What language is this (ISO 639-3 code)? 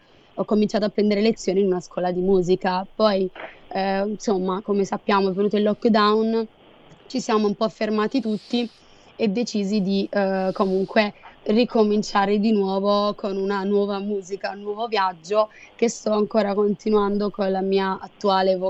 ita